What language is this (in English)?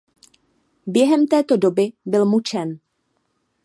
Czech